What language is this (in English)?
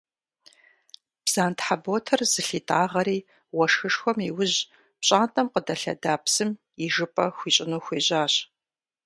Kabardian